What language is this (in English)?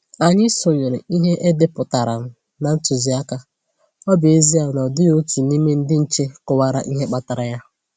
Igbo